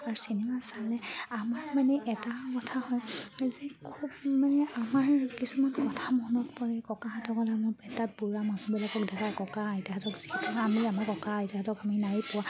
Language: Assamese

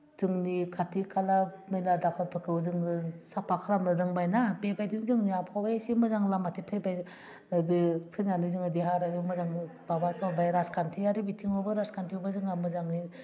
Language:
Bodo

